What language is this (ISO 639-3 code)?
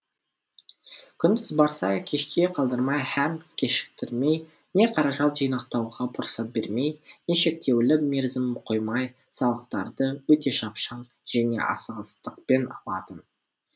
kaz